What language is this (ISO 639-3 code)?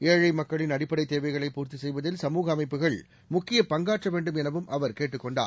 tam